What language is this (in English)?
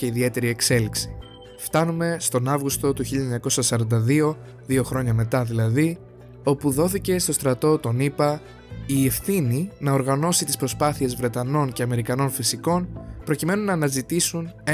Greek